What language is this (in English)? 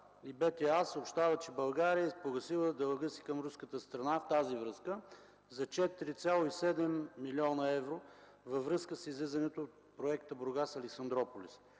Bulgarian